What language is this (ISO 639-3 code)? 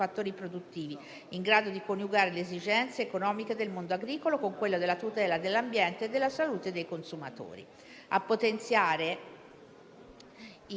ita